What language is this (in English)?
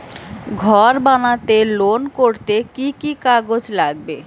Bangla